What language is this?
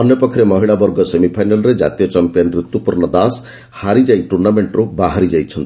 Odia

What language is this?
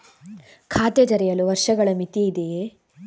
Kannada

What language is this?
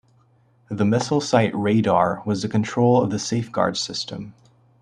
English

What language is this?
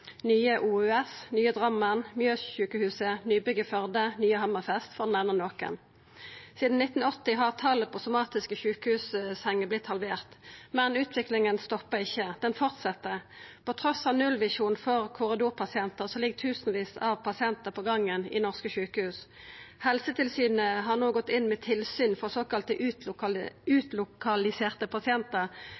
Norwegian Nynorsk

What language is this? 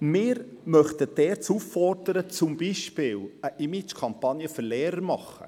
Swiss German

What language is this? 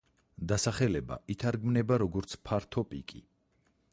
Georgian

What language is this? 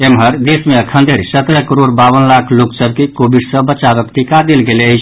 Maithili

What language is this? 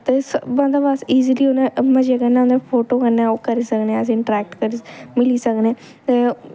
Dogri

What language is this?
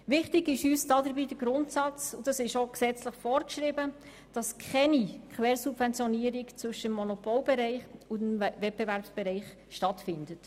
Swiss German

